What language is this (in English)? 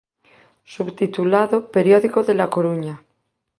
Galician